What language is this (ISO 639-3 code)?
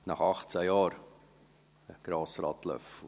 gsw